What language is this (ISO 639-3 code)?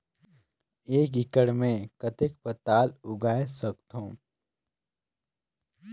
hne